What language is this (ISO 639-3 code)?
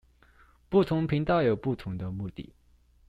zho